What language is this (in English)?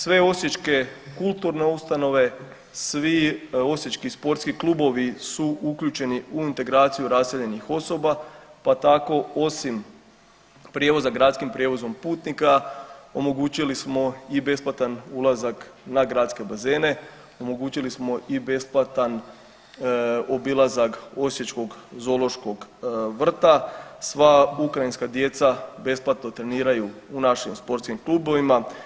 Croatian